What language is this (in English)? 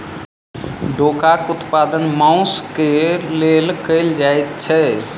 Maithili